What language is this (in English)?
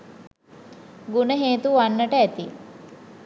Sinhala